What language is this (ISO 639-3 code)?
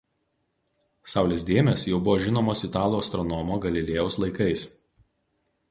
lit